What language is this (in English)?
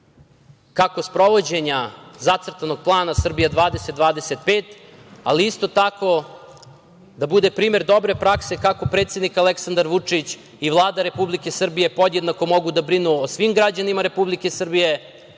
Serbian